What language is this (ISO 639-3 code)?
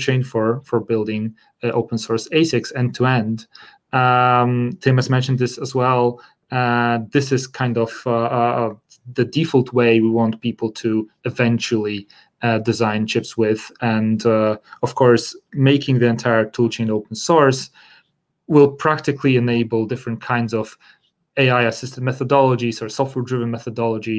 eng